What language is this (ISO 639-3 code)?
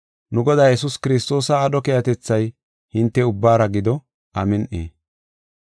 gof